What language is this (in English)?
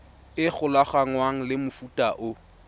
Tswana